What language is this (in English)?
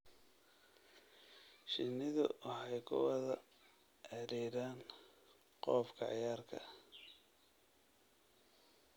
Somali